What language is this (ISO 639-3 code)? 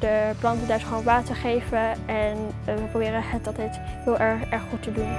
nld